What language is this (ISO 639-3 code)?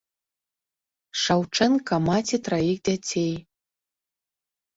bel